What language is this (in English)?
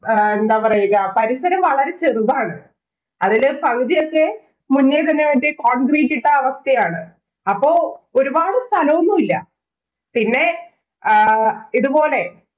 Malayalam